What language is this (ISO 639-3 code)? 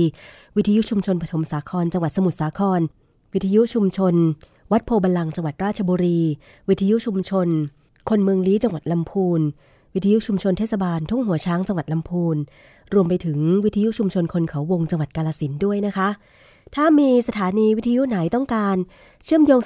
tha